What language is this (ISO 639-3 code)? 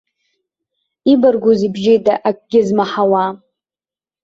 abk